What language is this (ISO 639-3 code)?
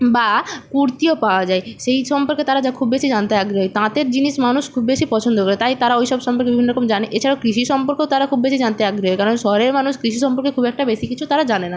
ben